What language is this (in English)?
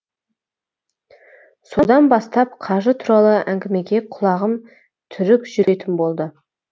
Kazakh